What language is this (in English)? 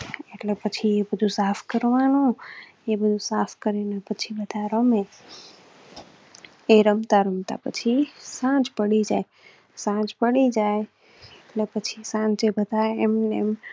Gujarati